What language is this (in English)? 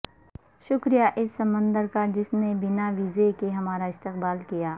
Urdu